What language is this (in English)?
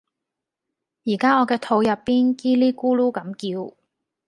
Cantonese